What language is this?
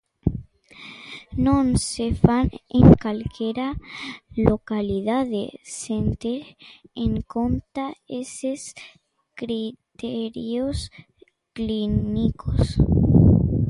Galician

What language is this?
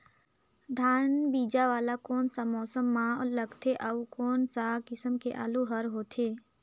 Chhattisgarhi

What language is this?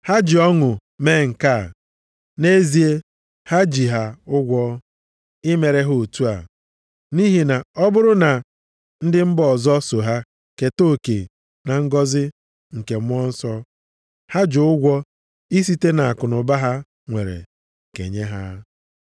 Igbo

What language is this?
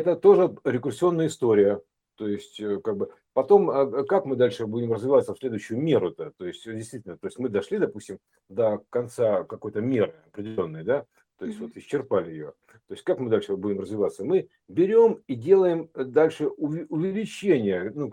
Russian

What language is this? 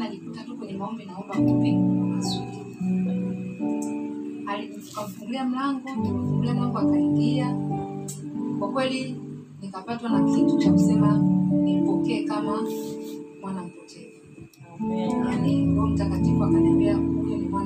Swahili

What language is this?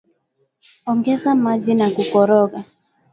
Swahili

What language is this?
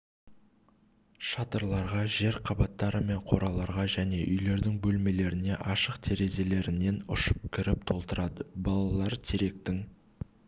Kazakh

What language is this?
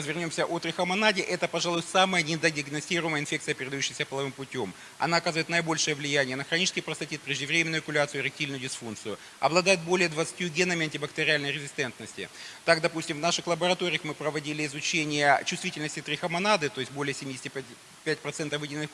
Russian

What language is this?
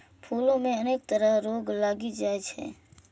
Maithili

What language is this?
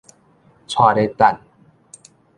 Min Nan Chinese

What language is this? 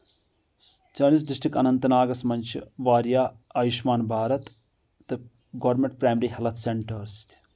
Kashmiri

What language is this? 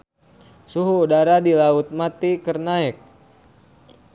Sundanese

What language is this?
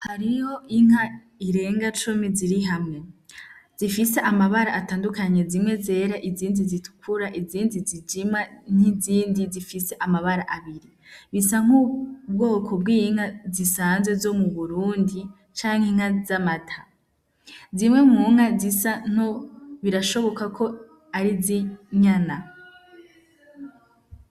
Rundi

